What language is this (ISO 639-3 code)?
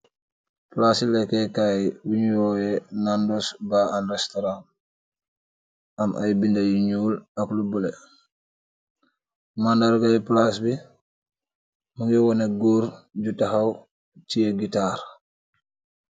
wol